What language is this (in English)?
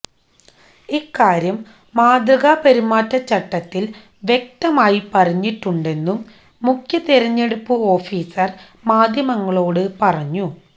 Malayalam